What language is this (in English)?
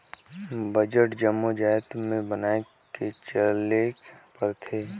Chhattisgarhi